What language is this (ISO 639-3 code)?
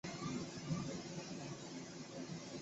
zho